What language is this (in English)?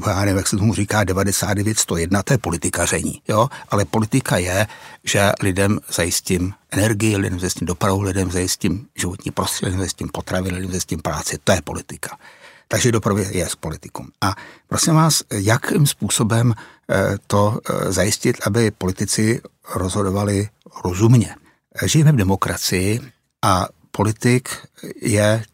Czech